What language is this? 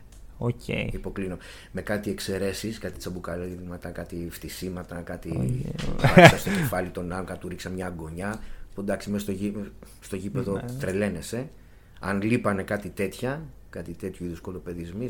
Greek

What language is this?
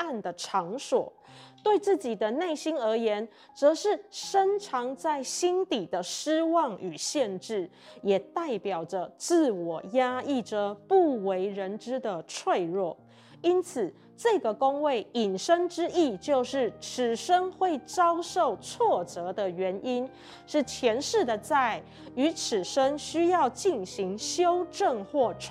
Chinese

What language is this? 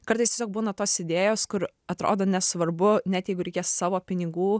Lithuanian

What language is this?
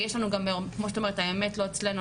Hebrew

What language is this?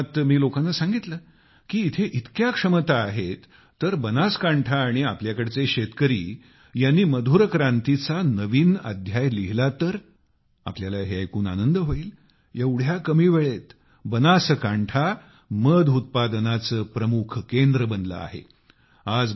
Marathi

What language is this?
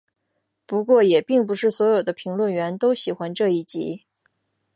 Chinese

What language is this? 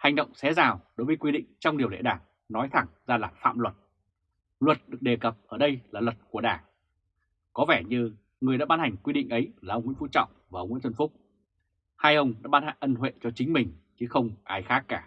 Vietnamese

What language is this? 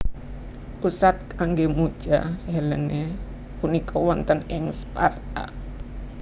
Javanese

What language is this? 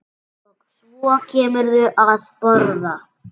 Icelandic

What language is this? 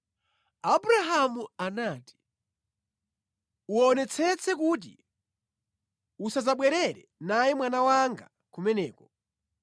Nyanja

